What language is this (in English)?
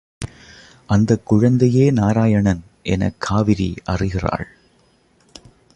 Tamil